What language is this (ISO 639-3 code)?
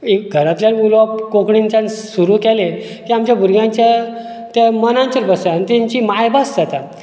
kok